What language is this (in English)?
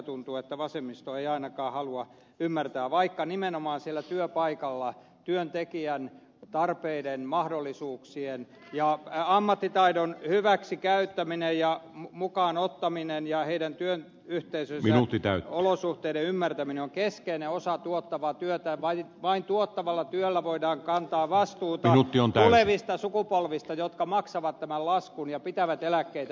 Finnish